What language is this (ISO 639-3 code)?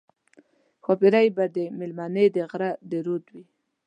pus